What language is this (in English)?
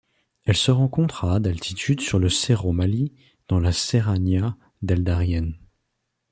French